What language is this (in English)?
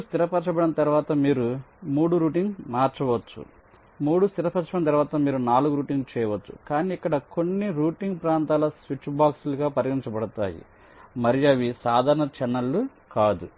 Telugu